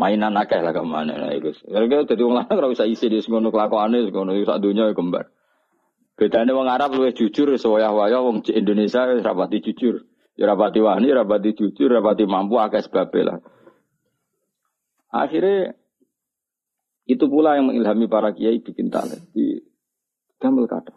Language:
Malay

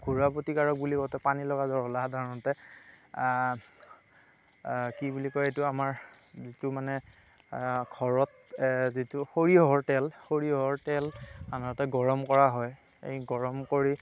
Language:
Assamese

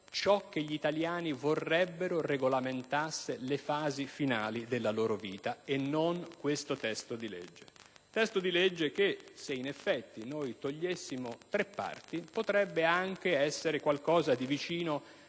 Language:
Italian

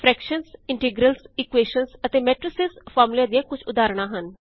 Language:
Punjabi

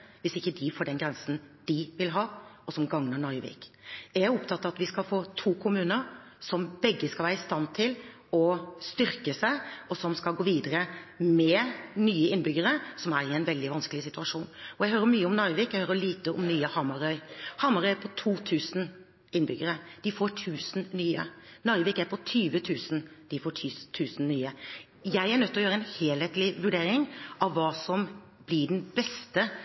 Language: Norwegian Bokmål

